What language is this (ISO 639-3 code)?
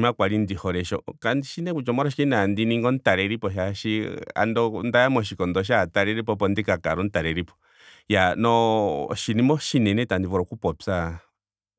ndo